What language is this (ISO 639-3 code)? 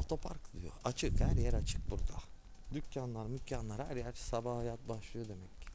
tur